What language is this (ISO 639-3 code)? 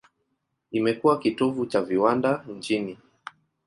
swa